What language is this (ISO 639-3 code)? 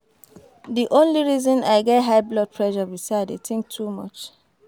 pcm